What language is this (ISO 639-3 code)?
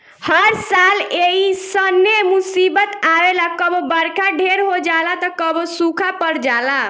bho